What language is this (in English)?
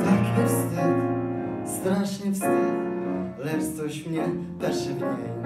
Polish